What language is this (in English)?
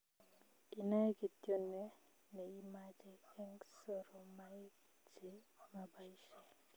Kalenjin